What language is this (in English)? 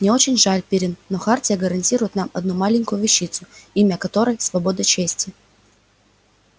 Russian